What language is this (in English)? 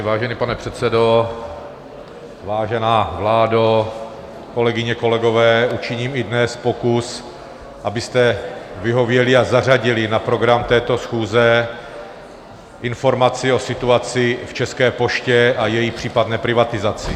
Czech